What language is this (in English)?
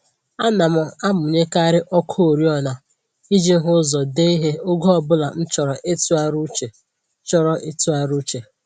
Igbo